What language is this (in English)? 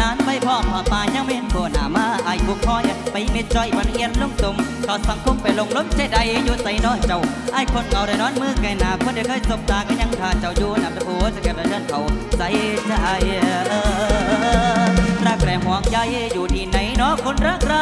Thai